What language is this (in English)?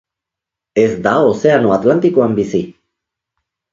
Basque